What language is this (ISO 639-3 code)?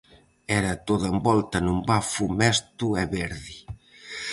glg